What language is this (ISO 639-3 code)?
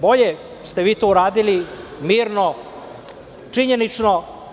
srp